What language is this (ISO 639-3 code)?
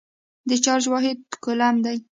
pus